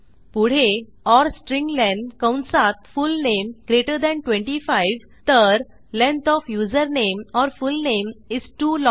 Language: Marathi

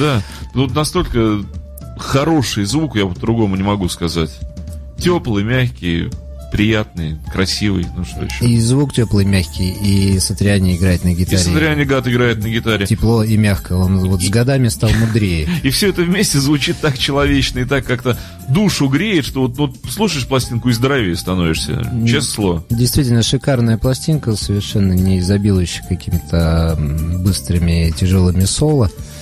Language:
Russian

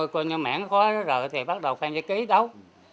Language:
Vietnamese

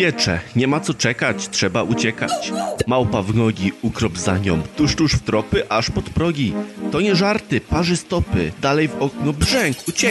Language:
Polish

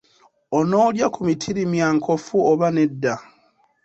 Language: Ganda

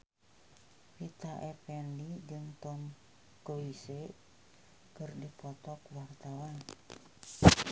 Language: Sundanese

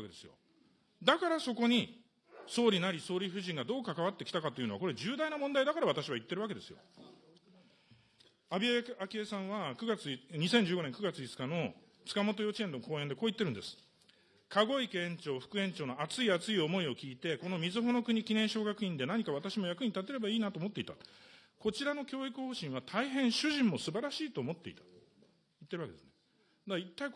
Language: Japanese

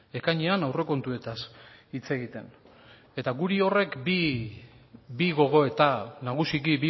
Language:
Basque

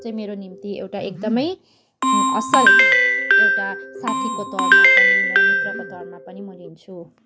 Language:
Nepali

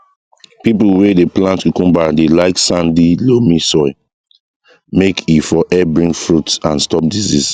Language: Nigerian Pidgin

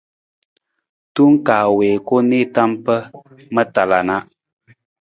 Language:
Nawdm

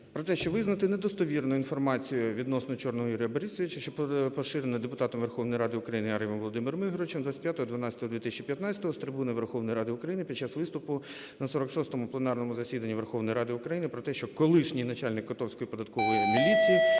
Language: Ukrainian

